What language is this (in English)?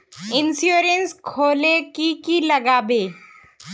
Magahi